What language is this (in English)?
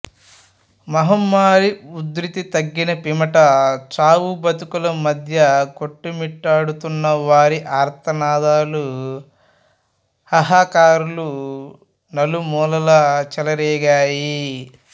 Telugu